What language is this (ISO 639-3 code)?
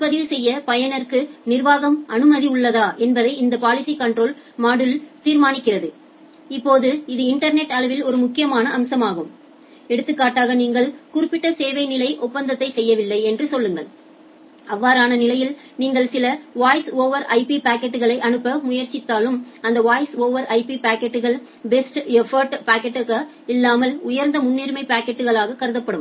tam